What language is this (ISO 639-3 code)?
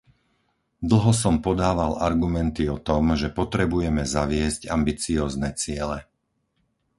slk